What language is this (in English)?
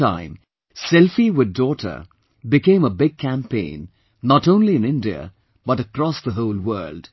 English